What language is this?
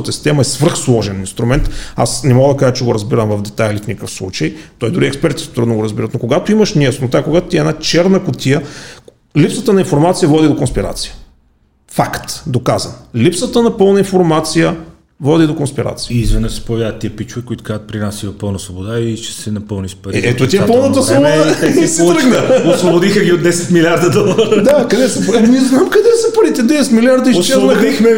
Bulgarian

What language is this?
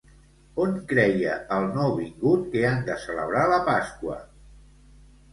Catalan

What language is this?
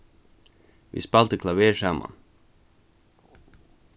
Faroese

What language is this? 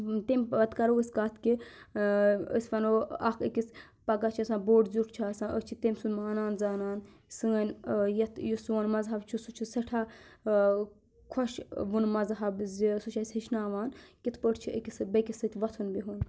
Kashmiri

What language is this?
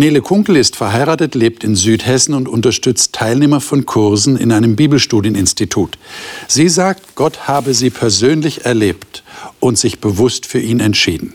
German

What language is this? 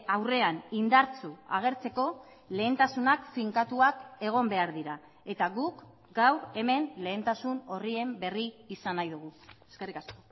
Basque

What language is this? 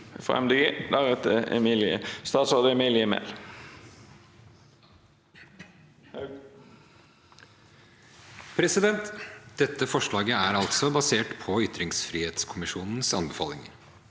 Norwegian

